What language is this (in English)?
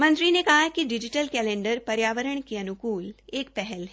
Hindi